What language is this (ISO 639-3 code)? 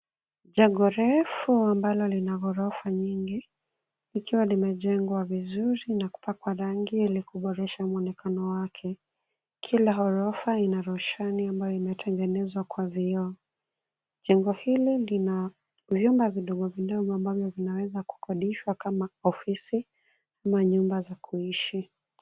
swa